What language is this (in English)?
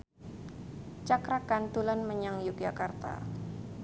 Javanese